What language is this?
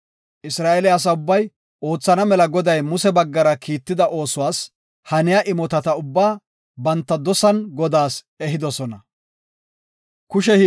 Gofa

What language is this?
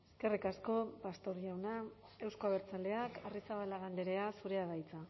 Basque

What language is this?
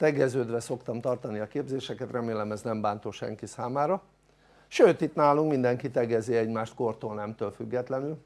Hungarian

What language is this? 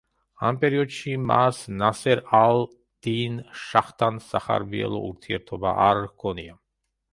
Georgian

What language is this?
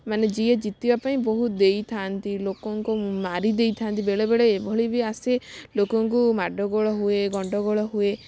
Odia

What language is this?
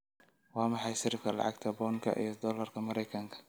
Somali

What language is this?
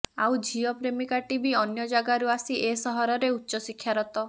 Odia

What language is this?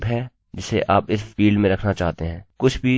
Hindi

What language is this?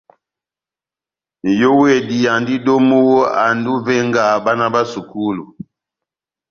Batanga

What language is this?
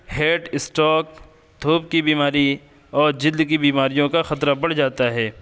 Urdu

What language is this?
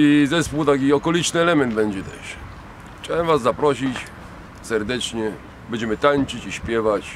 Polish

